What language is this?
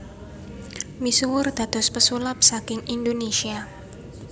Javanese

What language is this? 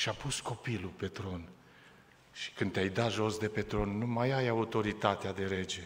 Romanian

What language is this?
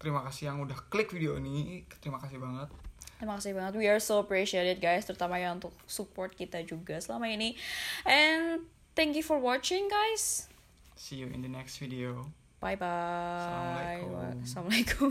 Indonesian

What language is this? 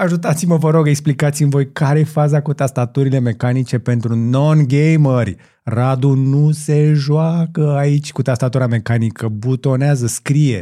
Romanian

